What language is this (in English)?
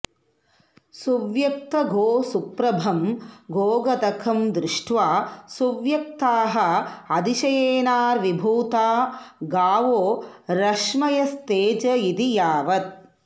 Sanskrit